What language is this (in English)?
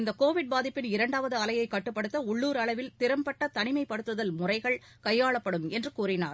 Tamil